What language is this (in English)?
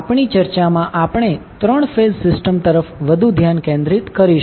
Gujarati